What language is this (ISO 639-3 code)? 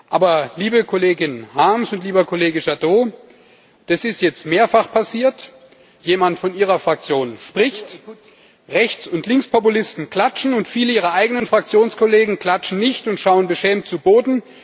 deu